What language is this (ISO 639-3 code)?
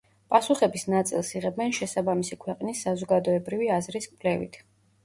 kat